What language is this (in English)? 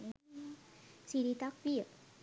Sinhala